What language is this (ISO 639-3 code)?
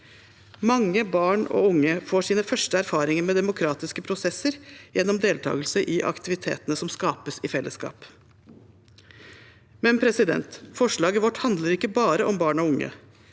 nor